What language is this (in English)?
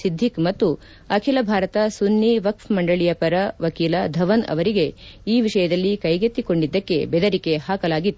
Kannada